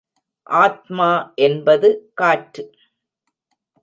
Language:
Tamil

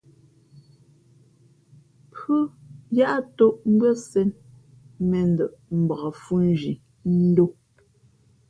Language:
Fe'fe'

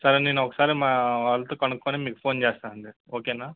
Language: Telugu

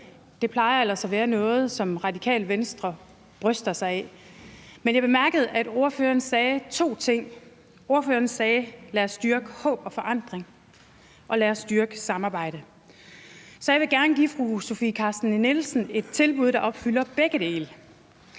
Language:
Danish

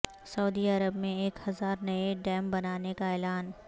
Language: Urdu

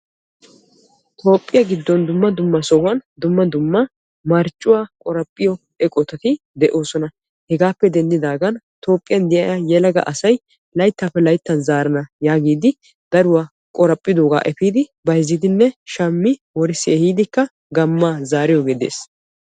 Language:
Wolaytta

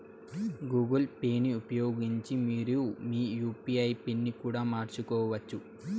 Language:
Telugu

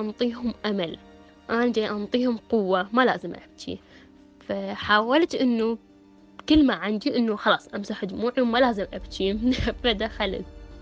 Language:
Arabic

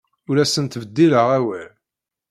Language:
Kabyle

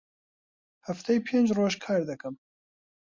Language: Central Kurdish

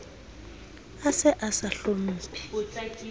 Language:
Southern Sotho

